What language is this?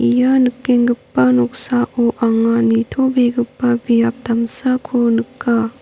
Garo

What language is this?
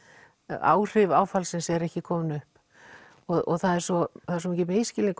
Icelandic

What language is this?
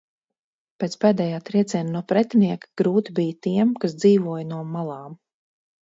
Latvian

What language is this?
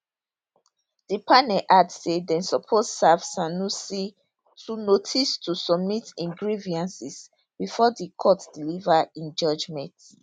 Nigerian Pidgin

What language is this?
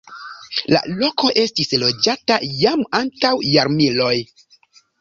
Esperanto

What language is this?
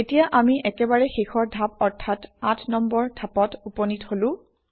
Assamese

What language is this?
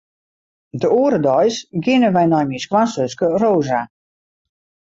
Western Frisian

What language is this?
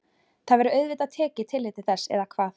Icelandic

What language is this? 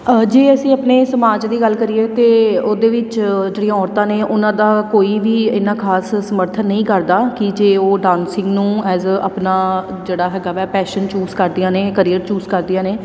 Punjabi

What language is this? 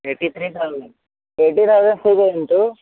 Sanskrit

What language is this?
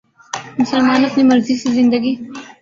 Urdu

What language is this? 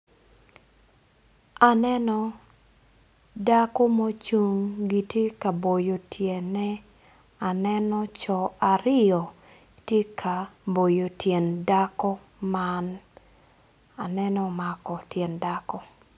Acoli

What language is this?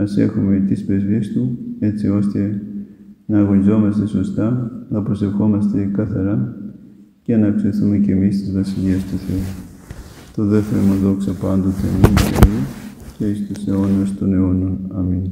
Greek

